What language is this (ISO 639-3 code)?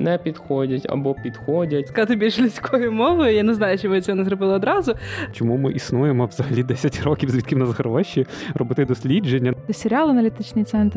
ukr